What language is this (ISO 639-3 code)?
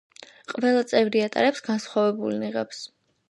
kat